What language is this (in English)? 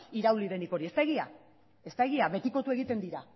Basque